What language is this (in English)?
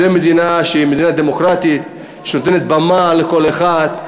Hebrew